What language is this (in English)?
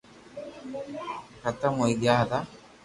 Loarki